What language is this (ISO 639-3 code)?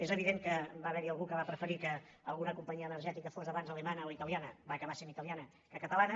cat